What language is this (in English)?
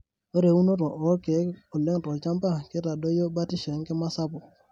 Masai